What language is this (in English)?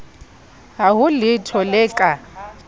Southern Sotho